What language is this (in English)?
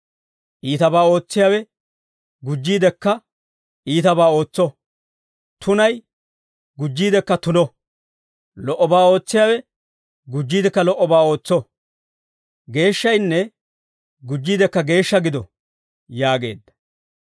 Dawro